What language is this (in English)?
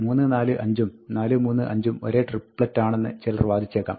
Malayalam